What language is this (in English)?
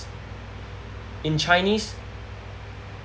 English